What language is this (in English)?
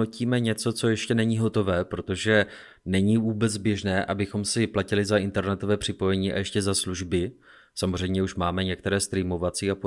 Czech